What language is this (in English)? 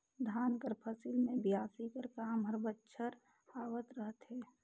Chhattisgarhi